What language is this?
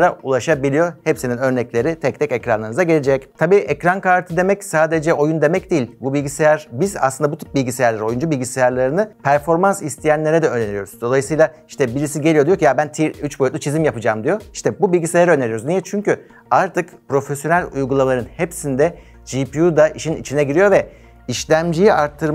Turkish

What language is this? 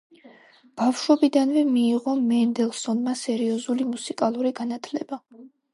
Georgian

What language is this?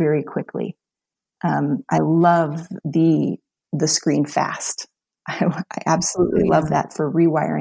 English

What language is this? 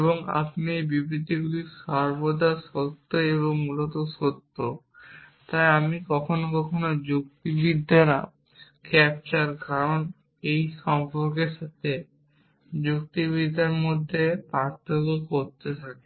Bangla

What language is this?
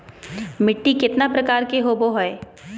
Magahi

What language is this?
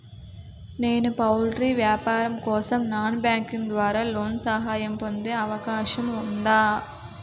Telugu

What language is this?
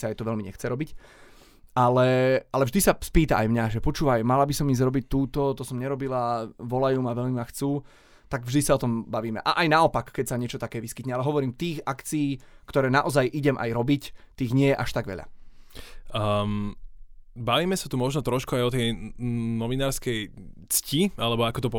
Slovak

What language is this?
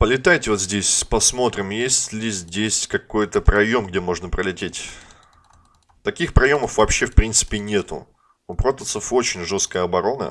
Russian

